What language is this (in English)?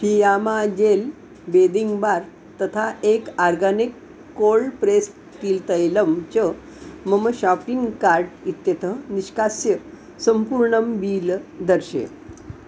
Sanskrit